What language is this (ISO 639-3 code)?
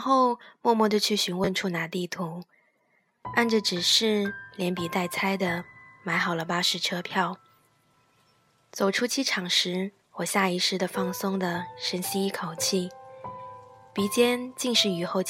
zho